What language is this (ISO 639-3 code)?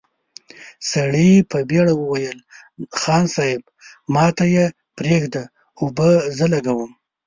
pus